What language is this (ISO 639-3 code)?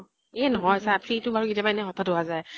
asm